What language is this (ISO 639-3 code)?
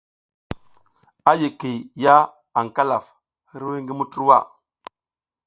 giz